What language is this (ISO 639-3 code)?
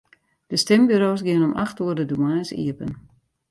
fry